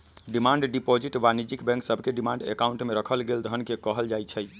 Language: Magahi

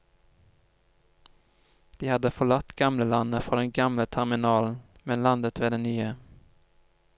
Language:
Norwegian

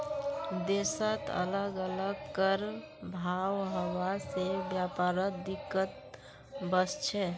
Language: Magahi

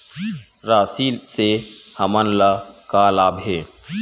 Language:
Chhattisgarhi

